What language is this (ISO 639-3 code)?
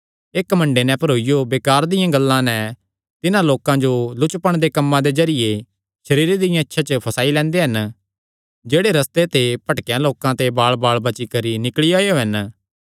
xnr